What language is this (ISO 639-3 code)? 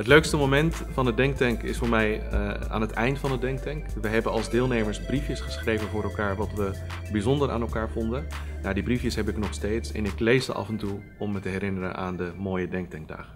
nld